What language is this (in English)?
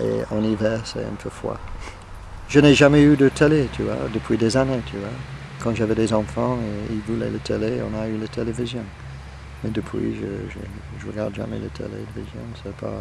French